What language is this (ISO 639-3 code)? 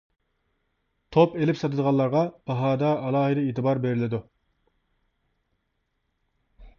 uig